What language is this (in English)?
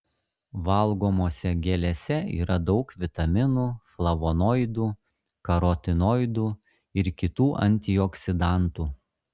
Lithuanian